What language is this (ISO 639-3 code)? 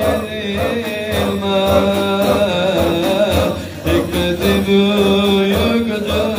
ara